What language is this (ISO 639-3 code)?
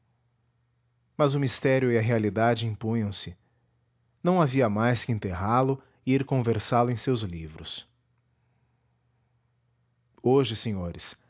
por